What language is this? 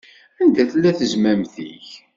Kabyle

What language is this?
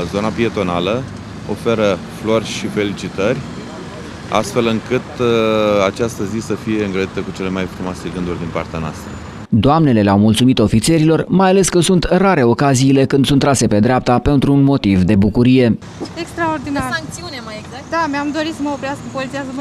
Romanian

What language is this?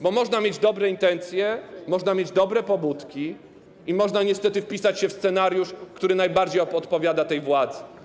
Polish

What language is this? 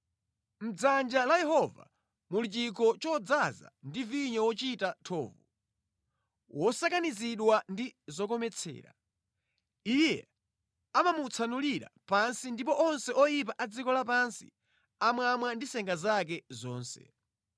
Nyanja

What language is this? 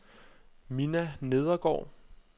Danish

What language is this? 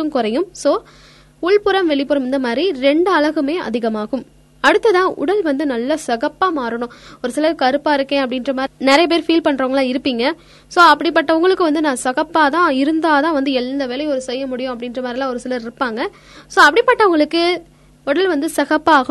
Tamil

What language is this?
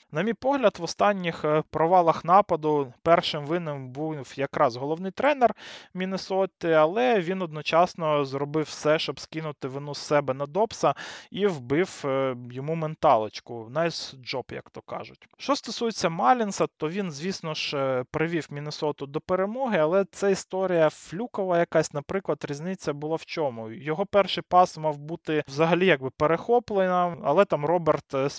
Ukrainian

